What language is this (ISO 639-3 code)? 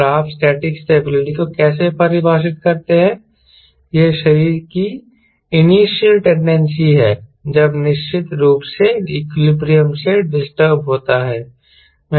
hin